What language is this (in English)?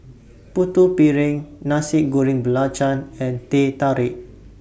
English